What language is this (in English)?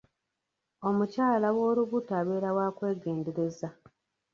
Ganda